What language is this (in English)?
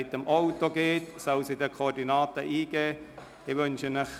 Swiss German